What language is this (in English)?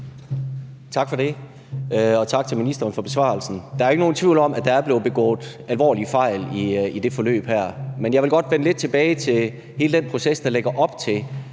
Danish